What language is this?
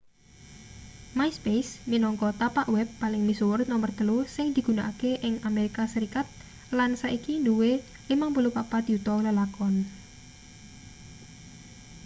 Javanese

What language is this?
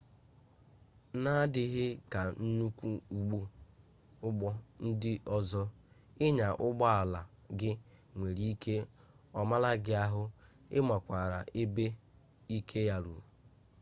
Igbo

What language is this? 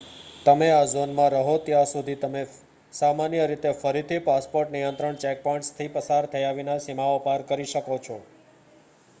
Gujarati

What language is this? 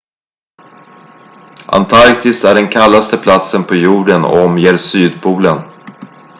Swedish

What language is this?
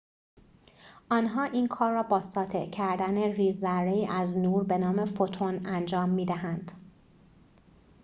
Persian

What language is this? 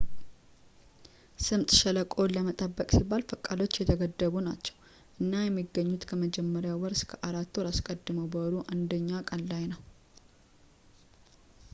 Amharic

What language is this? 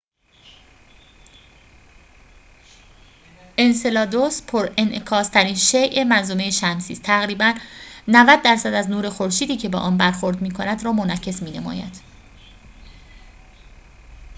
Persian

